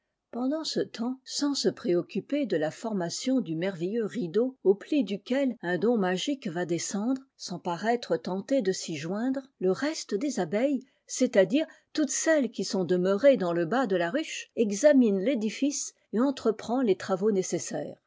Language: French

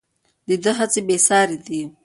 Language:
Pashto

